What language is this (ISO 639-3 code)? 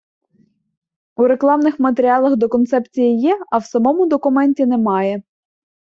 ukr